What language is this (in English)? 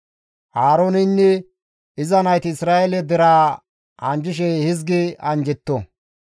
Gamo